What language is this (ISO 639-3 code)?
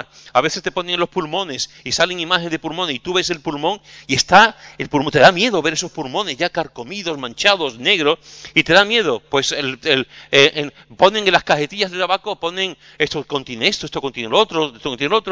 spa